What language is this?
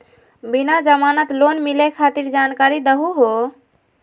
Magahi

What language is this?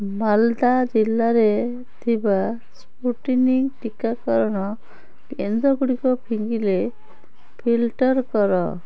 Odia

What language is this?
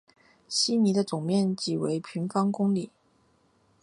Chinese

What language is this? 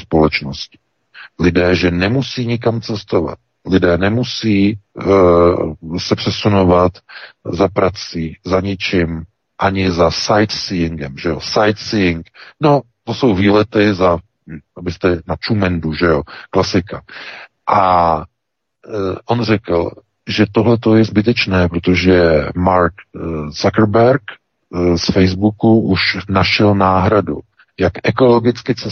Czech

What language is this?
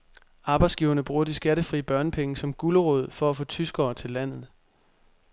Danish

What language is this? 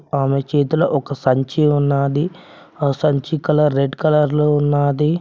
Telugu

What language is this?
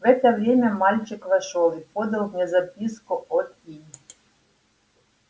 Russian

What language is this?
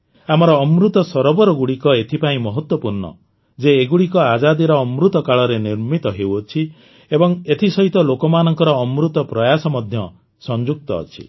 Odia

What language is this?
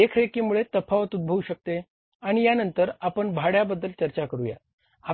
Marathi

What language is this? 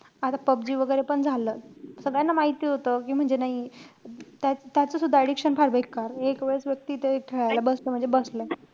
Marathi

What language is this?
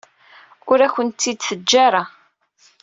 Kabyle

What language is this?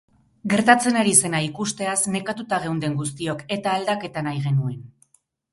Basque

